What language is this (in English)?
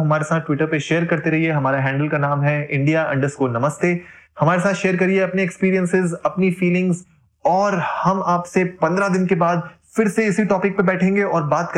Hindi